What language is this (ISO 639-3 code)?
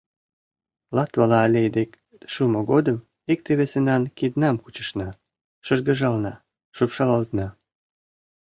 chm